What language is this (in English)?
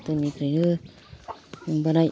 Bodo